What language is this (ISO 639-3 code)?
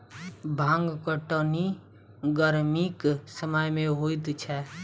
mai